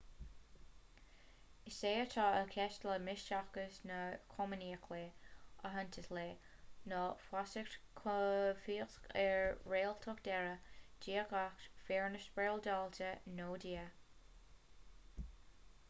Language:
Irish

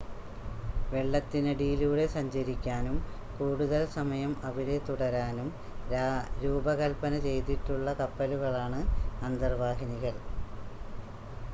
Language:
Malayalam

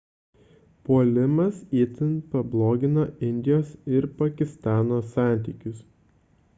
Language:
Lithuanian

